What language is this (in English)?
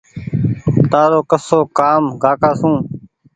Goaria